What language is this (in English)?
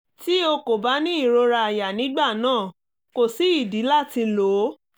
Yoruba